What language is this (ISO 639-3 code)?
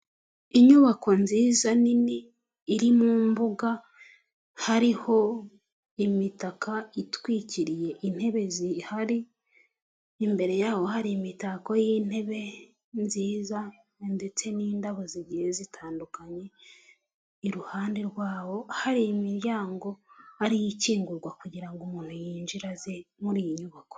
kin